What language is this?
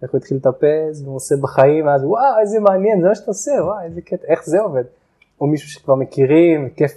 Hebrew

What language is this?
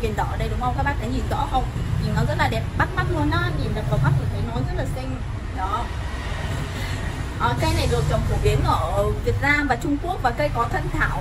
Vietnamese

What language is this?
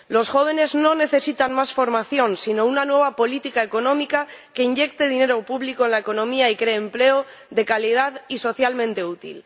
Spanish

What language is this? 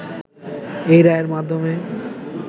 Bangla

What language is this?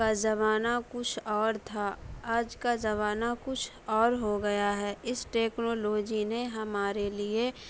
Urdu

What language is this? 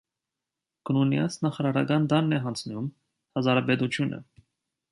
Armenian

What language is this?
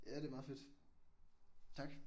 Danish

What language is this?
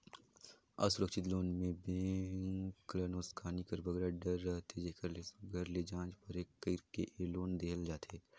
Chhattisgarhi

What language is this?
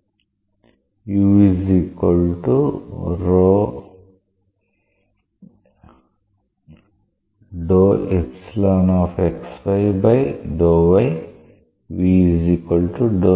Telugu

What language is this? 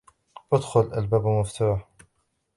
Arabic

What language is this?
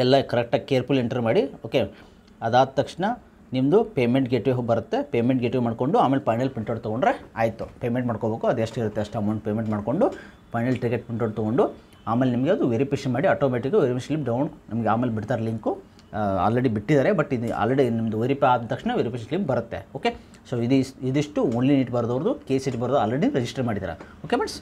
Kannada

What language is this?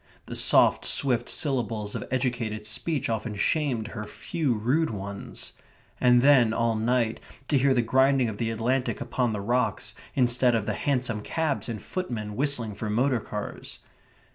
English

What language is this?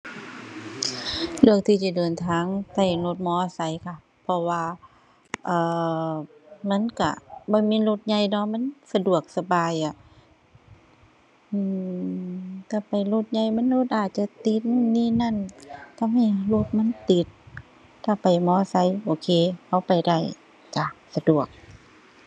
Thai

